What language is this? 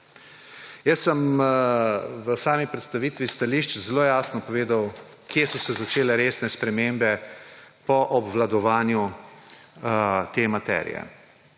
Slovenian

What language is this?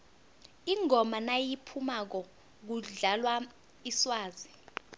South Ndebele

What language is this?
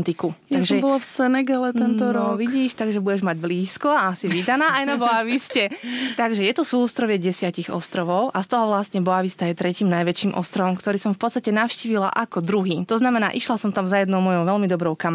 Slovak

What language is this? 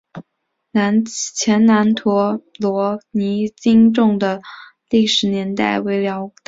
Chinese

